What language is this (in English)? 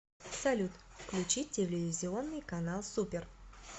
Russian